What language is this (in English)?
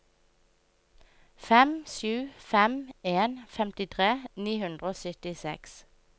Norwegian